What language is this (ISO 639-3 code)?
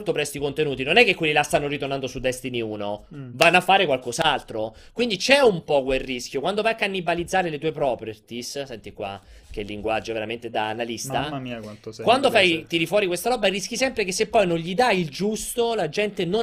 ita